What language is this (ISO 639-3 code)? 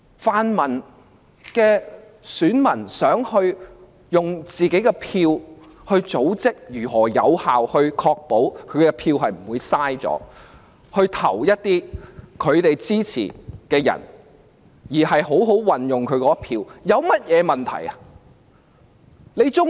yue